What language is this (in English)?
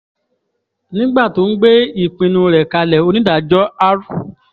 Yoruba